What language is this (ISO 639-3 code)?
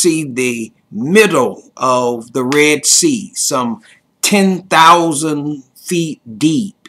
eng